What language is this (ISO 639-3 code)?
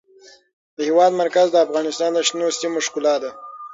pus